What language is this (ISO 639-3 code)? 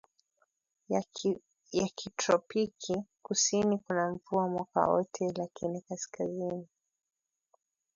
swa